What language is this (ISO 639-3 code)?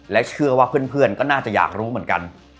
tha